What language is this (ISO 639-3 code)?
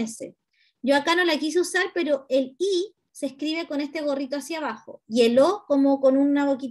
spa